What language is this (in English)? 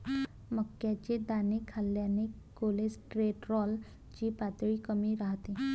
Marathi